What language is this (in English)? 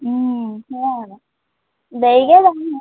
Assamese